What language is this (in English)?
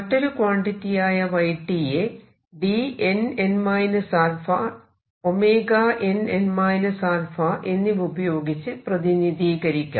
Malayalam